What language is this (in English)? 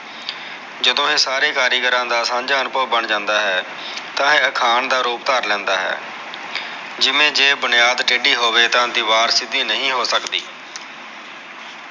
Punjabi